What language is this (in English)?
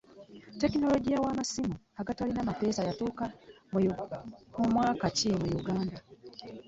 Ganda